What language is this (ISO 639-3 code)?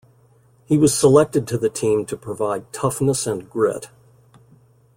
eng